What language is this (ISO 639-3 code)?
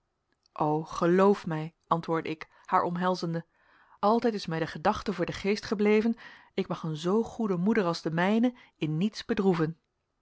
nld